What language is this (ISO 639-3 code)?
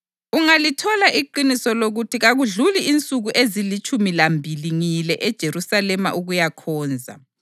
nde